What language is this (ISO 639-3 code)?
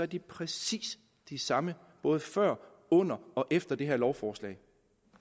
dan